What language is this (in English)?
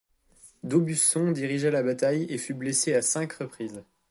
French